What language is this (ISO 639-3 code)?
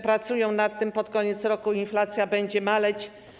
pol